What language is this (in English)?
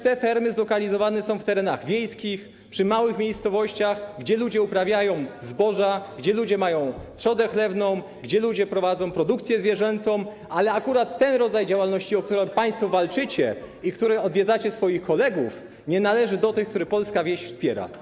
Polish